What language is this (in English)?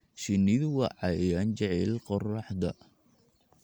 Somali